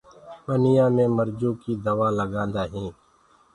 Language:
Gurgula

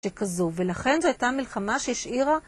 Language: Hebrew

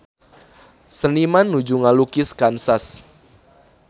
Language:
Sundanese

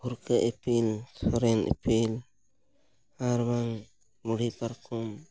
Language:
Santali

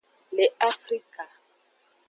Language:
Aja (Benin)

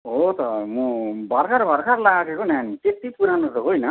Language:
Nepali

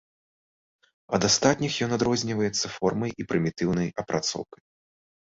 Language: Belarusian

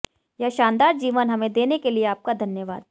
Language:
Hindi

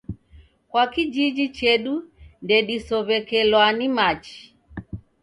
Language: Taita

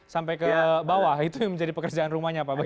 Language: Indonesian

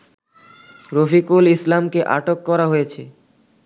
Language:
Bangla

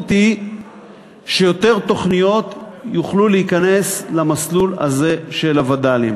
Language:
Hebrew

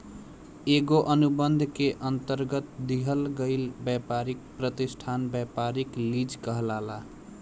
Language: Bhojpuri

